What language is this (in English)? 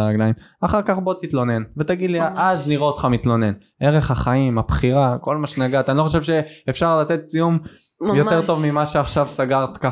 Hebrew